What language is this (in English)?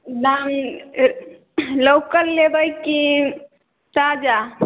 Maithili